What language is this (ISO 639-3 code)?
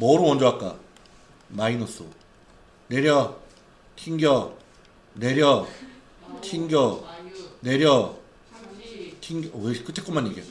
kor